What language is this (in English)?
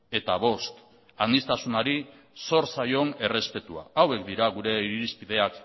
Basque